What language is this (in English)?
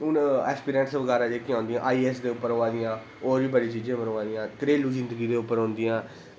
Dogri